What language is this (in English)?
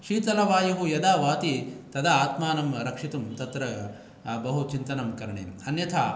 Sanskrit